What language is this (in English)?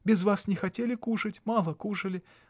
Russian